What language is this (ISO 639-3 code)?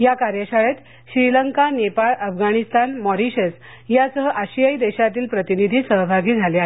mar